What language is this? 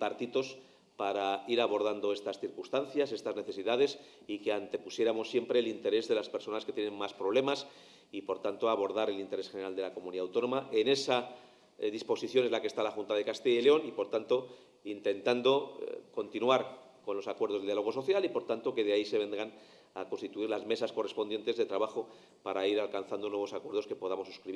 Spanish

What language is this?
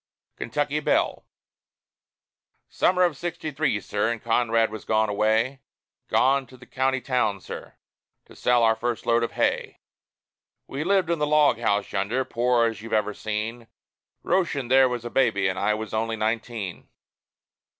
English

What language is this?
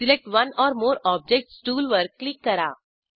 Marathi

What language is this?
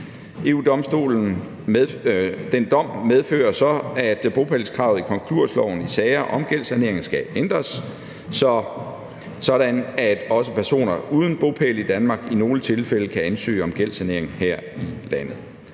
Danish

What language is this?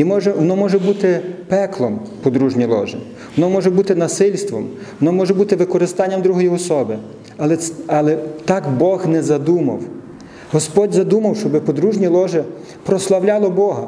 Ukrainian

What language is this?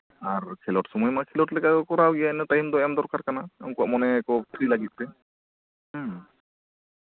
Santali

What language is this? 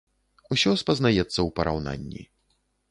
Belarusian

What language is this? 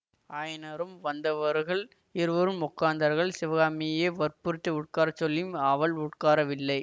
Tamil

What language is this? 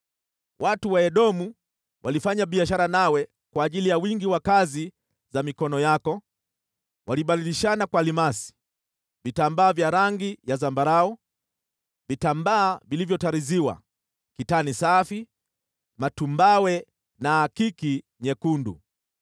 Swahili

